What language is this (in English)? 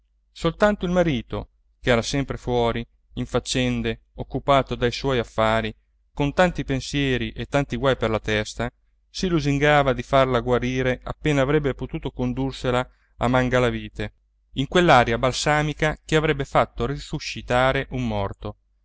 Italian